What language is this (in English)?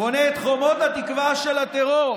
Hebrew